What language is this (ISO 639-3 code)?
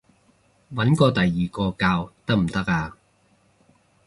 yue